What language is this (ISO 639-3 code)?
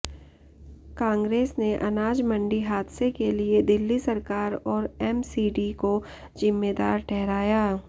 hin